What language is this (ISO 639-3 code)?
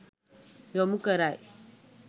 sin